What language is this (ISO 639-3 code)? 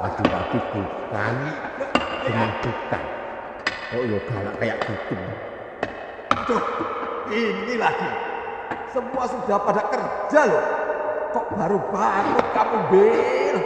ind